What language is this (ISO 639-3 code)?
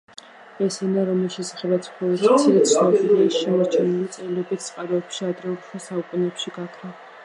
kat